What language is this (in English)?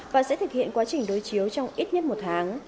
Vietnamese